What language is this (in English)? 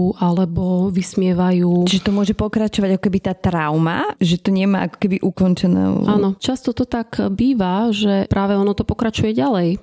Slovak